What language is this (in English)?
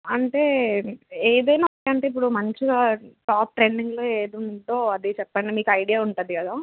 Telugu